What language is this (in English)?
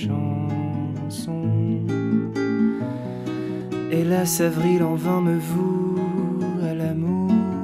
French